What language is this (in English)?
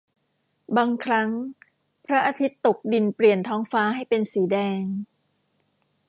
Thai